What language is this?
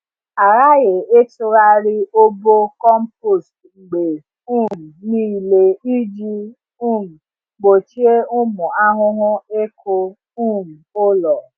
Igbo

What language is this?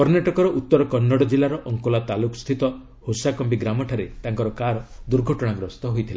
Odia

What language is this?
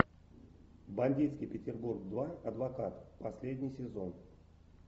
Russian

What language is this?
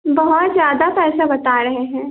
Hindi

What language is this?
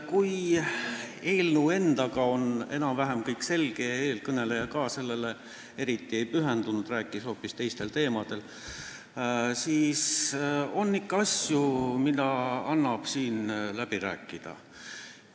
Estonian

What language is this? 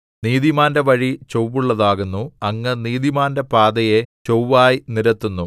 Malayalam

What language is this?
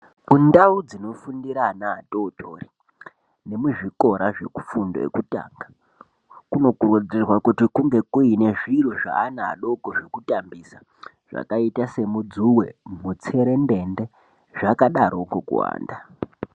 Ndau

